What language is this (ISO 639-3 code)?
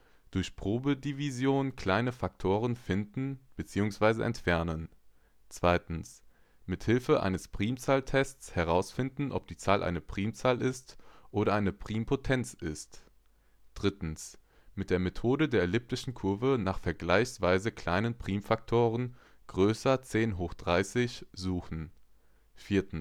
deu